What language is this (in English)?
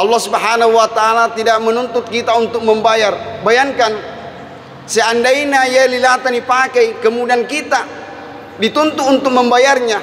Malay